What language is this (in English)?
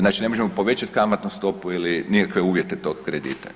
Croatian